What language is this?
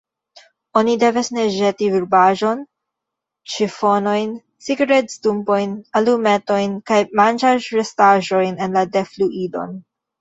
Esperanto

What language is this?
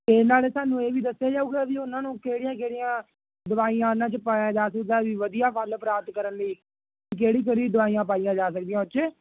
Punjabi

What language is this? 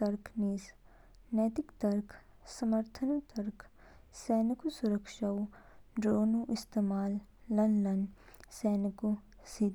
Kinnauri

